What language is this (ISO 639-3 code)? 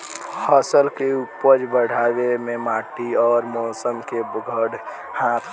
bho